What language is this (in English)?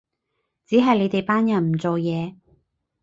Cantonese